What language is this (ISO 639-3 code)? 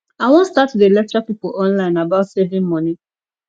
pcm